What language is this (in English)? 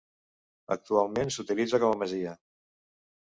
Catalan